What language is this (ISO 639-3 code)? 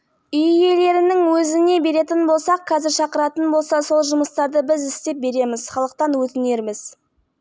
kaz